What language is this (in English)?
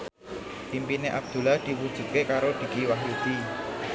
Javanese